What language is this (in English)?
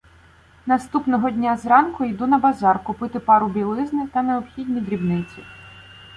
Ukrainian